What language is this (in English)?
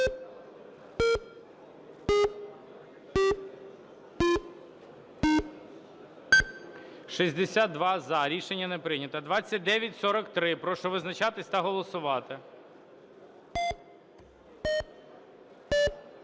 Ukrainian